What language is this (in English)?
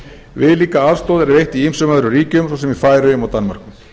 Icelandic